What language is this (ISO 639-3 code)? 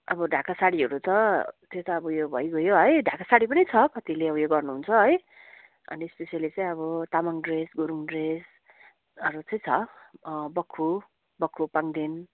nep